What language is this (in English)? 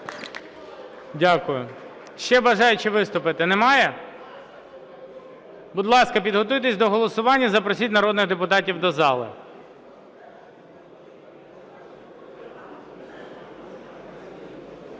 Ukrainian